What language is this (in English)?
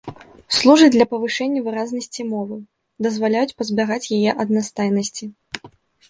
Belarusian